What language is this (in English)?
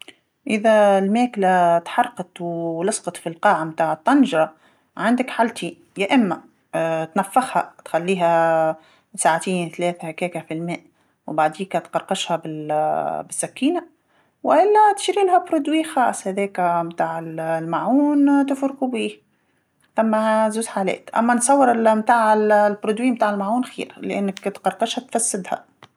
Tunisian Arabic